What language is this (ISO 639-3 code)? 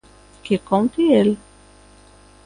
glg